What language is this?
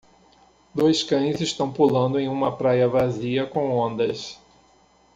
Portuguese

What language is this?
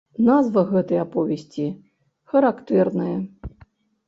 Belarusian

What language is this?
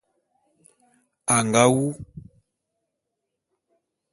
Bulu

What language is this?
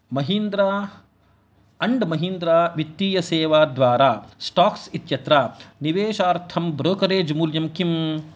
Sanskrit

